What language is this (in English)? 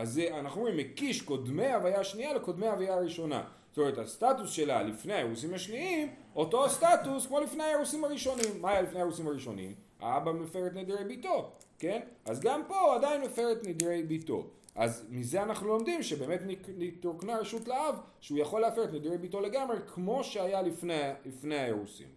Hebrew